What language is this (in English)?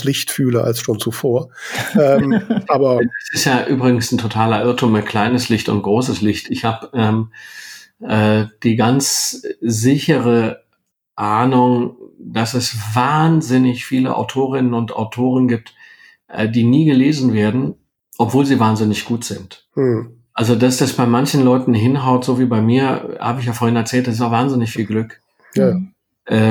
German